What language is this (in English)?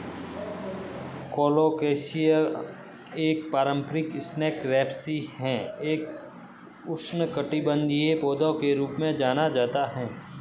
Hindi